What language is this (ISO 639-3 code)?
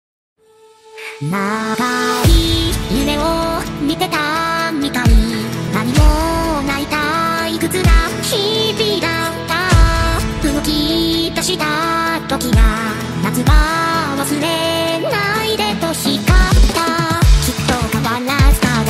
tha